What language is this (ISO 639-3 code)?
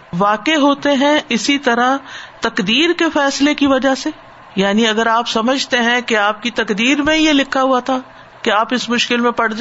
urd